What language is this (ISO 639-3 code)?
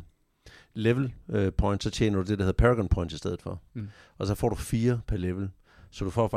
dan